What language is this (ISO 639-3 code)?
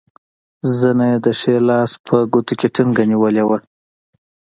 pus